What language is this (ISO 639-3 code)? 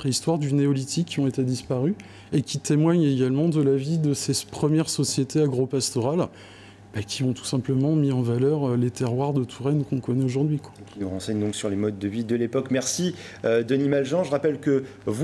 fra